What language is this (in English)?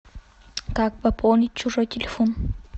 Russian